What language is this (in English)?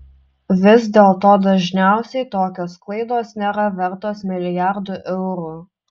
Lithuanian